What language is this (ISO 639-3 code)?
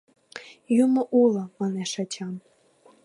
chm